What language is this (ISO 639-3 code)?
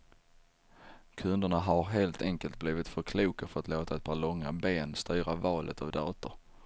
swe